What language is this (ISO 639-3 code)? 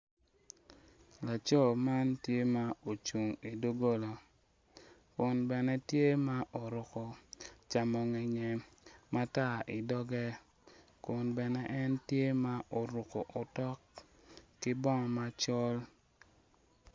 ach